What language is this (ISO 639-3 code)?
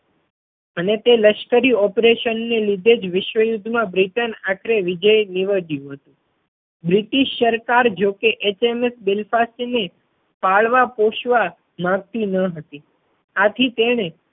guj